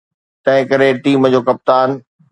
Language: Sindhi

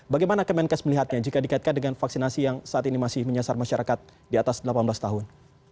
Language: Indonesian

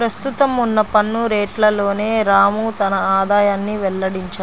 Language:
Telugu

